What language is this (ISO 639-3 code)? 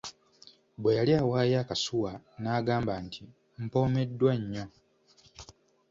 lug